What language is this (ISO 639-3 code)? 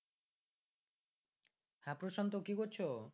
ben